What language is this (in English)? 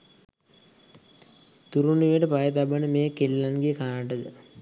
Sinhala